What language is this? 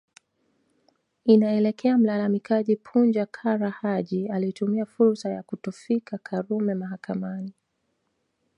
Swahili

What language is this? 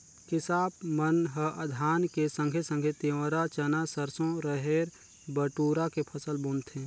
Chhattisgarhi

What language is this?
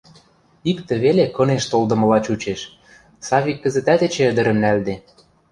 Western Mari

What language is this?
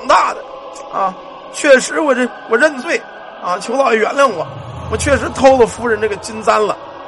Chinese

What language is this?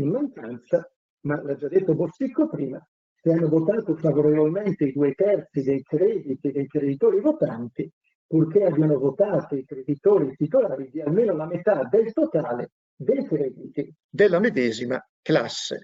Italian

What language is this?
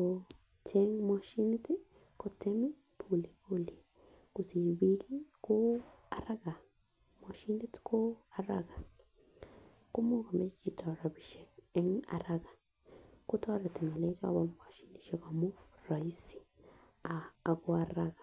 Kalenjin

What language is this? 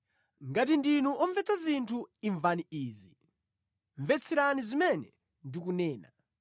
Nyanja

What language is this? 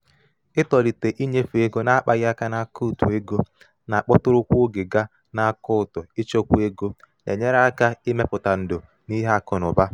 Igbo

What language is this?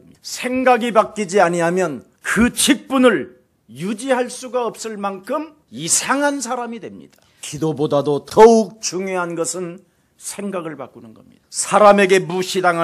Korean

